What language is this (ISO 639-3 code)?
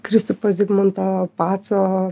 lit